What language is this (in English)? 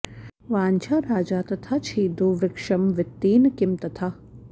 Sanskrit